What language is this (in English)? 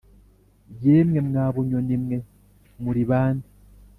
Kinyarwanda